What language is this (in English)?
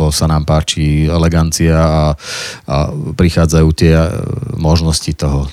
Slovak